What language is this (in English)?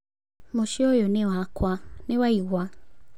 Kikuyu